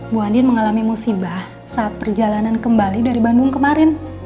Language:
Indonesian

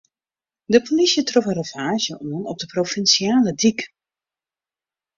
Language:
Western Frisian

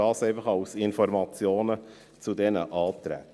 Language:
Swiss German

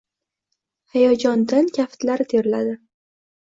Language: Uzbek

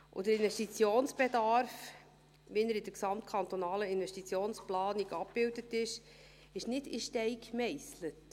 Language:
Swiss German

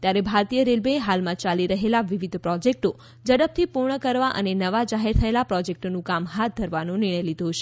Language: Gujarati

